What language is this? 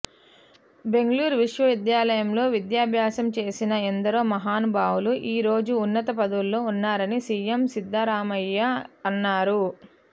Telugu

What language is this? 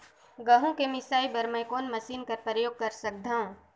Chhattisgarhi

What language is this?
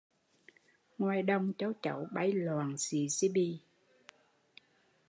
Vietnamese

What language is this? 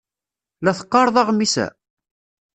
Kabyle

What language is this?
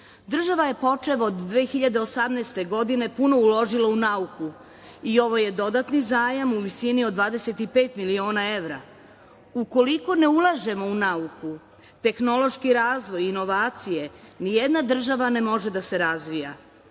Serbian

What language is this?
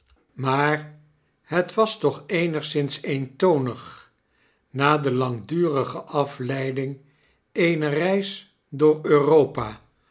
Dutch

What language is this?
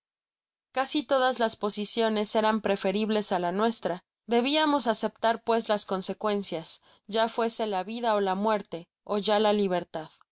Spanish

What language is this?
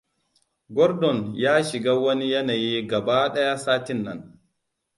Hausa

